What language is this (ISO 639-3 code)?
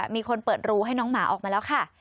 tha